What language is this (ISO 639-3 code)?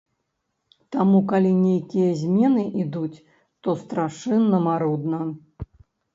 bel